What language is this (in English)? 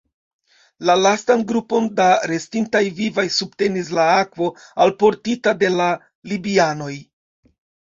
Esperanto